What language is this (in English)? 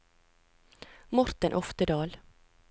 Norwegian